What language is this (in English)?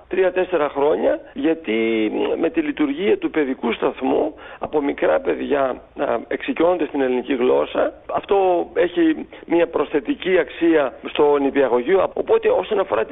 Greek